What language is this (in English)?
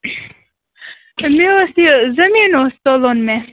Kashmiri